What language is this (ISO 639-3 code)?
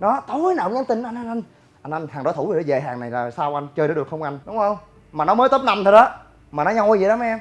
vie